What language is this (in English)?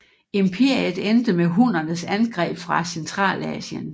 Danish